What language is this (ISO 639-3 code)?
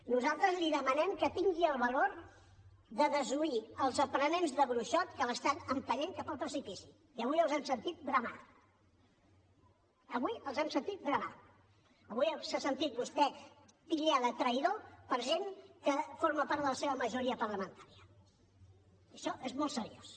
cat